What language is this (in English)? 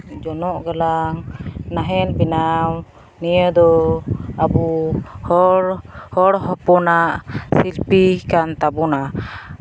Santali